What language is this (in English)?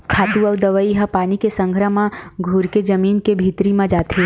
Chhattisgarhi